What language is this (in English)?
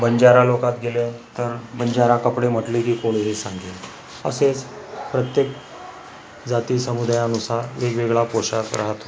Marathi